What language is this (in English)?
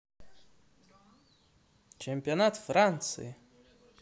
Russian